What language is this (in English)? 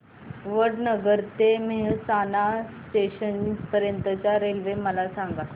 Marathi